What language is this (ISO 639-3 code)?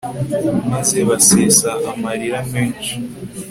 kin